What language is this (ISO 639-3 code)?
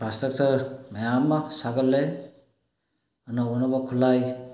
mni